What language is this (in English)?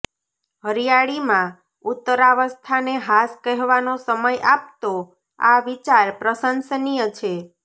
Gujarati